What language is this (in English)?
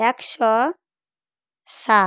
Bangla